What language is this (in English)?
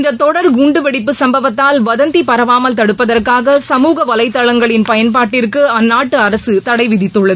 Tamil